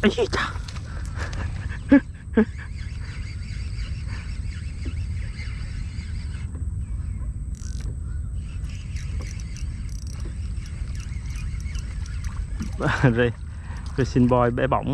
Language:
Vietnamese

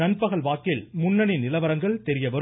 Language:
Tamil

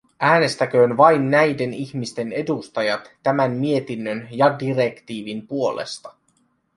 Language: Finnish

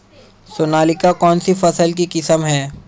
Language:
Hindi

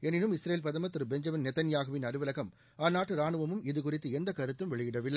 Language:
Tamil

